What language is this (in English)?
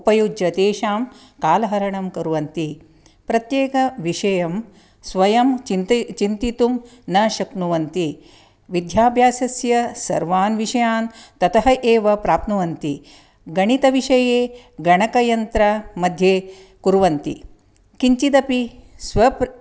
Sanskrit